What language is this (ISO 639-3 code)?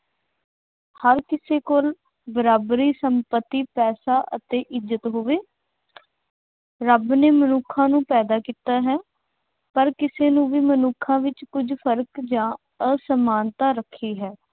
pan